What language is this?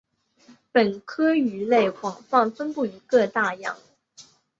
Chinese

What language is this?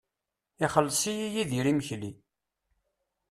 Kabyle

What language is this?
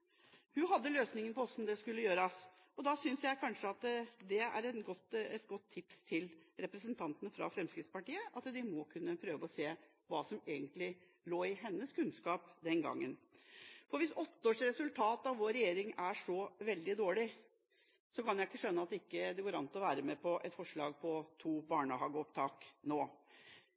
Norwegian Bokmål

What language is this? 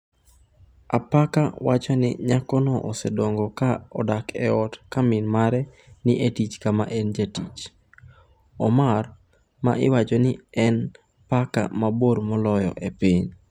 Luo (Kenya and Tanzania)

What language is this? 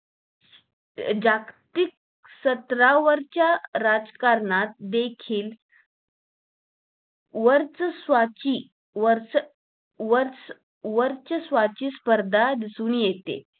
Marathi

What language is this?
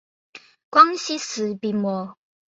Chinese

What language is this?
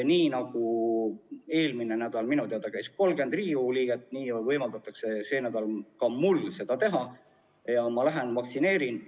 Estonian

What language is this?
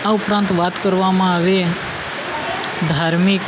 Gujarati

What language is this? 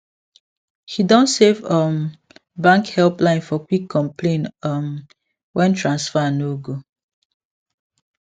Nigerian Pidgin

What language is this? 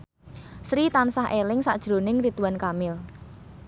Javanese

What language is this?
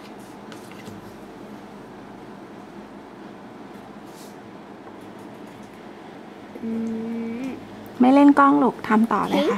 Thai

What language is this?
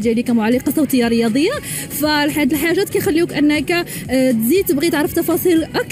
Arabic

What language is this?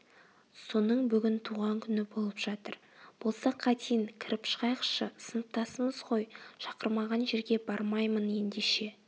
Kazakh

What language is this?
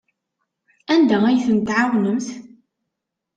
Kabyle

